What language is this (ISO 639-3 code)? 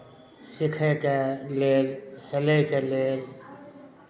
mai